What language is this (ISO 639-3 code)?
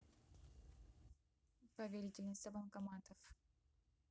rus